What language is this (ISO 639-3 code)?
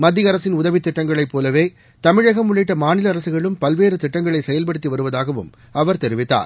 tam